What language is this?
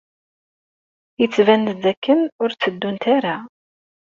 Kabyle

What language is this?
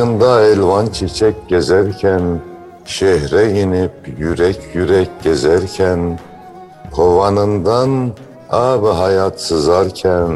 Turkish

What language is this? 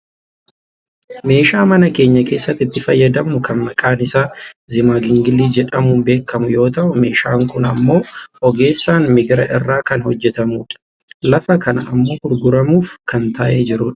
Oromo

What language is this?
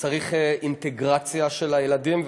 Hebrew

